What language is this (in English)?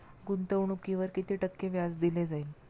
Marathi